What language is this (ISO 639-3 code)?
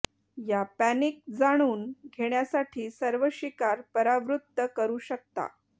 mar